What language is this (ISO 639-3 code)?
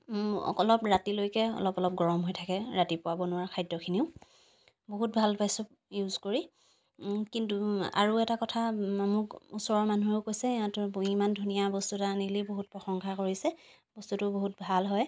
asm